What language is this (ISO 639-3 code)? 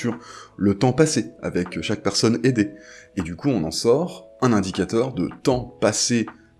fra